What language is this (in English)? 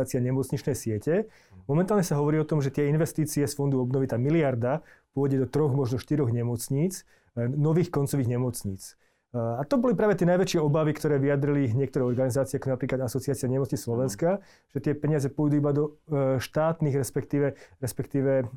Slovak